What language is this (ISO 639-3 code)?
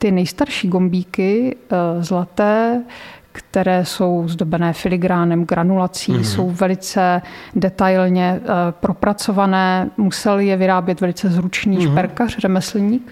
ces